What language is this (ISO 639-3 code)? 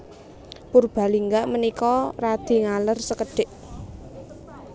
jav